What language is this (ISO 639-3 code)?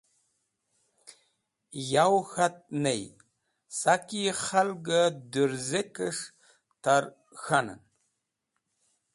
wbl